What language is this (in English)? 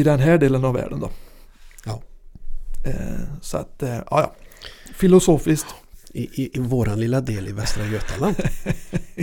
Swedish